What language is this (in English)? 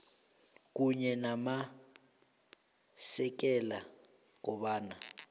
South Ndebele